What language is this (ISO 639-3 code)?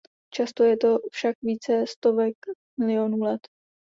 ces